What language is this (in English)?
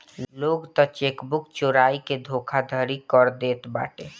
Bhojpuri